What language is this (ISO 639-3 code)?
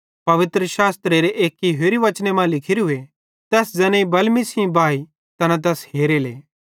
bhd